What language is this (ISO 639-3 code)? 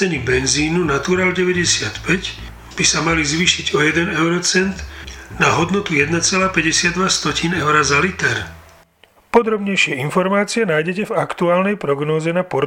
slk